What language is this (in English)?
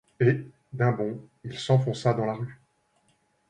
French